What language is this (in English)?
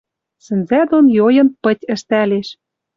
Western Mari